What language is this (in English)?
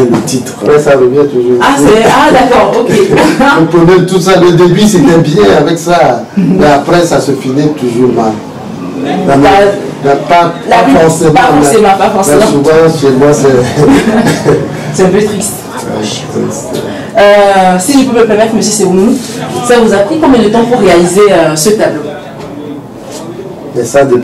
French